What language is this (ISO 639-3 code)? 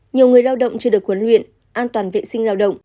vie